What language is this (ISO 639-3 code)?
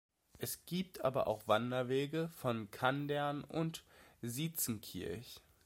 deu